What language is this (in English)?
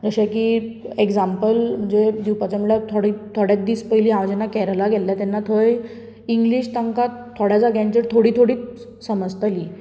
Konkani